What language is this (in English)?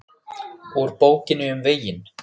Icelandic